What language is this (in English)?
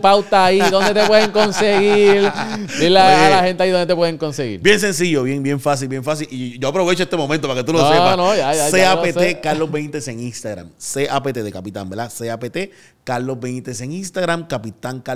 Spanish